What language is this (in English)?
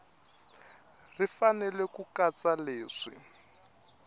Tsonga